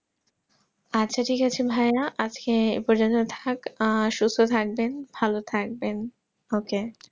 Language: Bangla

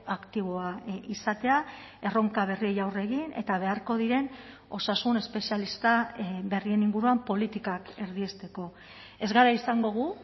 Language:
Basque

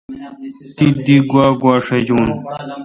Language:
Kalkoti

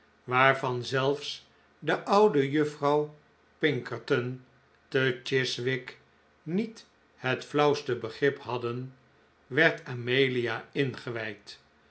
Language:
Dutch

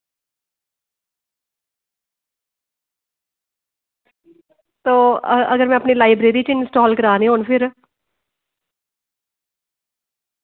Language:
Dogri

